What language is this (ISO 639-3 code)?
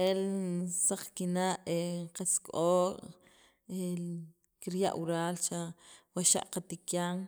quv